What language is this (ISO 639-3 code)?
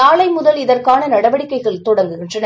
tam